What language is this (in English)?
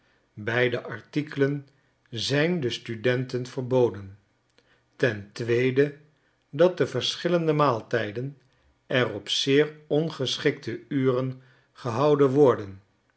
Dutch